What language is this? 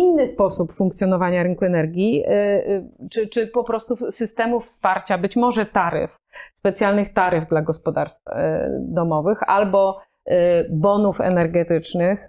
Polish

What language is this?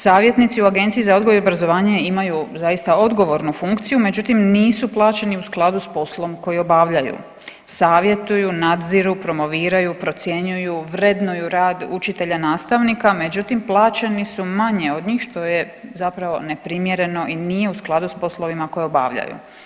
Croatian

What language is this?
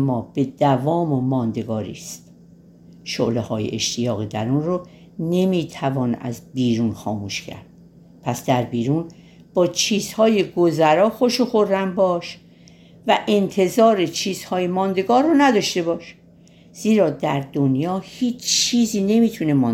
Persian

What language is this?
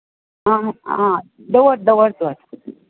Konkani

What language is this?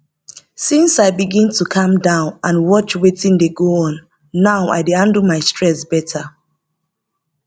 Nigerian Pidgin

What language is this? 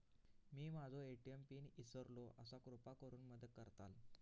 Marathi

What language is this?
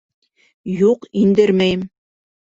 Bashkir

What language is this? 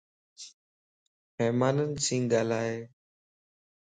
Lasi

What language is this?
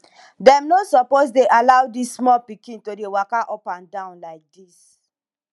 Nigerian Pidgin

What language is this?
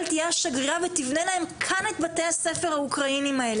Hebrew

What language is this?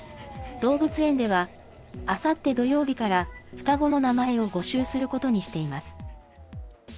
Japanese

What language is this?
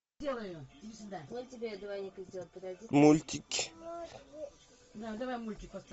Russian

